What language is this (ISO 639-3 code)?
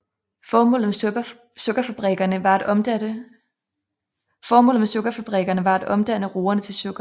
dan